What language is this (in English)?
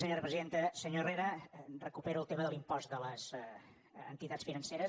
Catalan